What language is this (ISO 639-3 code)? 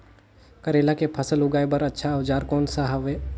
hne